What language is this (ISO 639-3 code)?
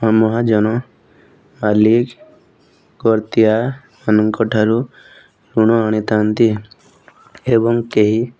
ori